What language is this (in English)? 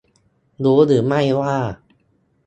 Thai